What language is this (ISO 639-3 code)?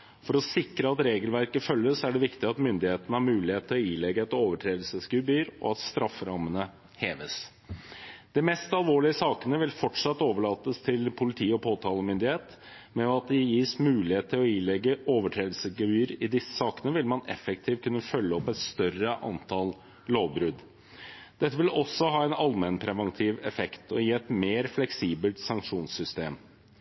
nob